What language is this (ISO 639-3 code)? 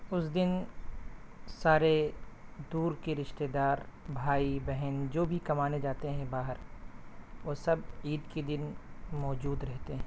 urd